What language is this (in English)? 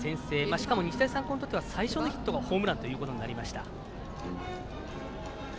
Japanese